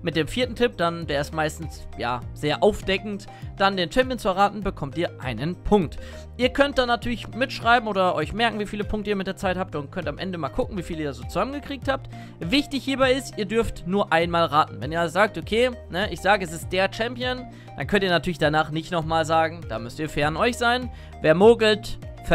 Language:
German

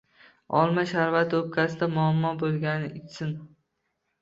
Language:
Uzbek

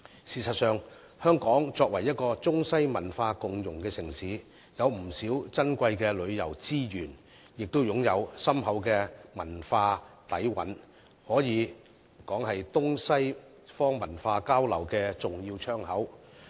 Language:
Cantonese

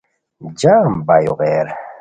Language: Khowar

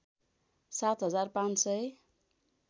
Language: Nepali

